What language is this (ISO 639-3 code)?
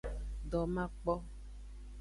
ajg